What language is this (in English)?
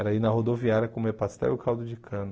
Portuguese